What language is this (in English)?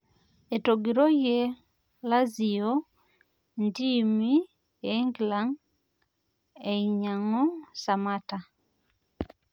Masai